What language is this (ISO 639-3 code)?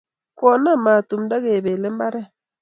kln